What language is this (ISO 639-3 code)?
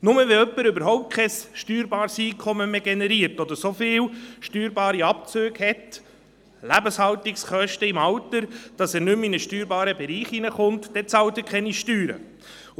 gsw